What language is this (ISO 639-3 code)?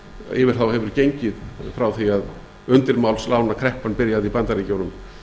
isl